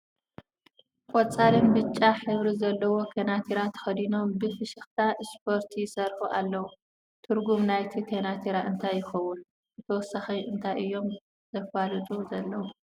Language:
Tigrinya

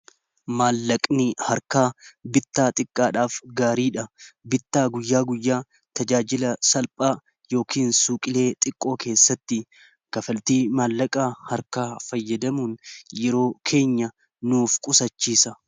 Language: Oromo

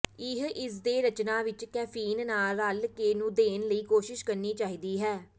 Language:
Punjabi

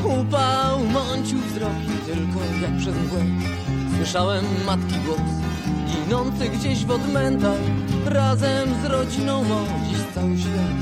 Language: Polish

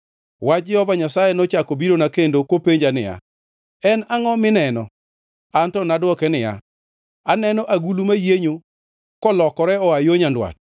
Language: Luo (Kenya and Tanzania)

